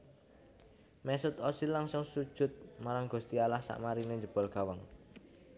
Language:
Javanese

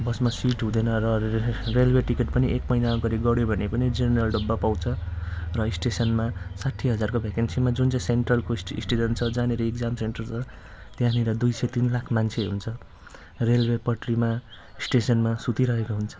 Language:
Nepali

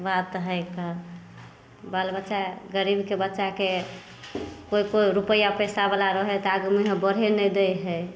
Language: Maithili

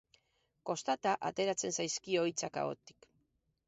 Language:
Basque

